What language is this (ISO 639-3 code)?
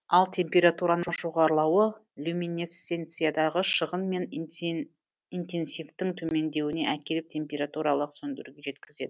kaz